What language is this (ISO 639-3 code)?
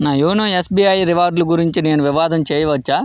tel